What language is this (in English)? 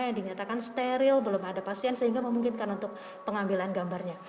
Indonesian